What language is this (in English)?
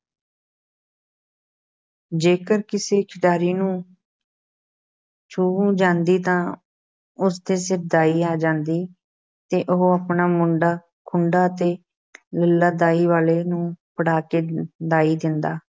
Punjabi